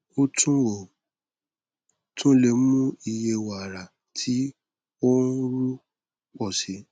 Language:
Yoruba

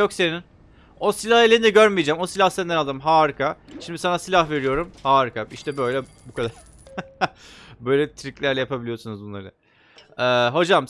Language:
Turkish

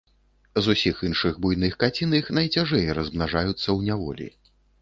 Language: Belarusian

